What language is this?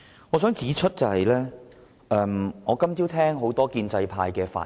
Cantonese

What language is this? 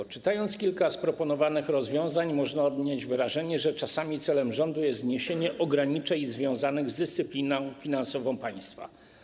Polish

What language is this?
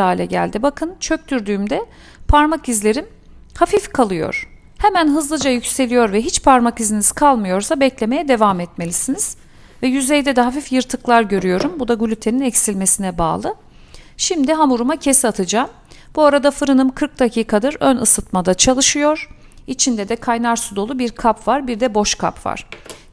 Turkish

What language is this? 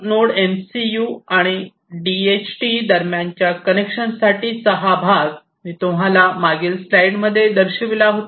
Marathi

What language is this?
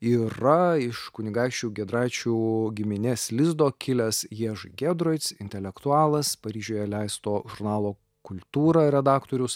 Lithuanian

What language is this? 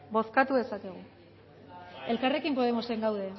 Basque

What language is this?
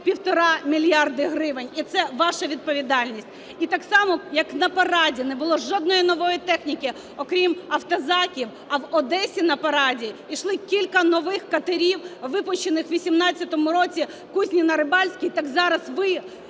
Ukrainian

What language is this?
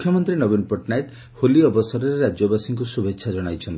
Odia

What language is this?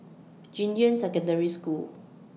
English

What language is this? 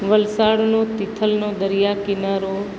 Gujarati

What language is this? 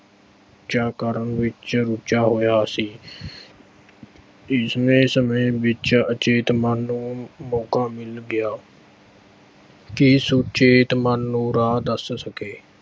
Punjabi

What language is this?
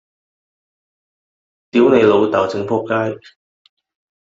Cantonese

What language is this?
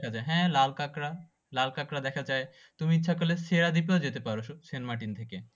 Bangla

